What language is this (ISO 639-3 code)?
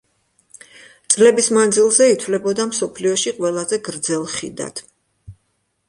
kat